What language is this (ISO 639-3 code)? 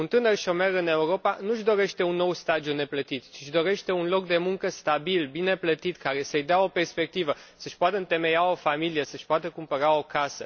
ron